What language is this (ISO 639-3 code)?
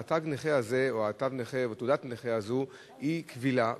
heb